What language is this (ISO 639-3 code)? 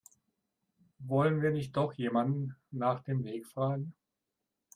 deu